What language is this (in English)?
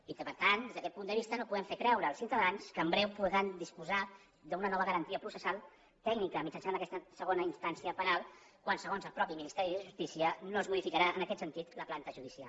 Catalan